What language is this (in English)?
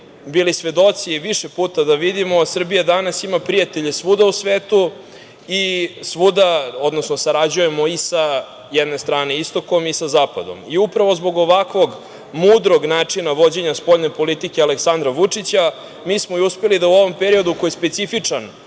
Serbian